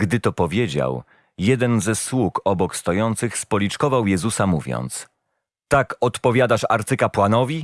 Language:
Polish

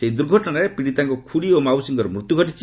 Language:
Odia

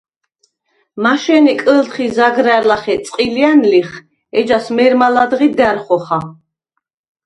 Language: Svan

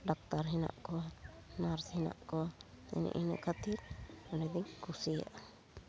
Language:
Santali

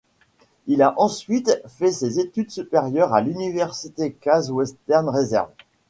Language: French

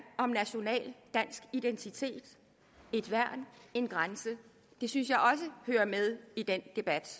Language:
Danish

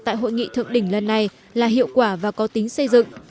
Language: Vietnamese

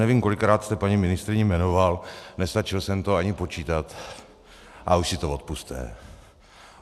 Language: Czech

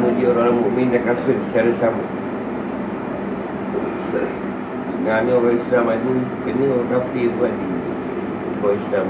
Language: Malay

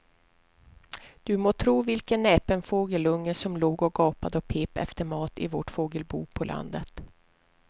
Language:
Swedish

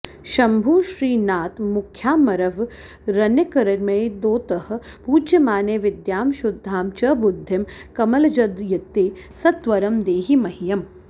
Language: Sanskrit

